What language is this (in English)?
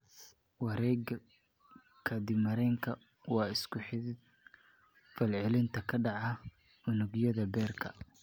Somali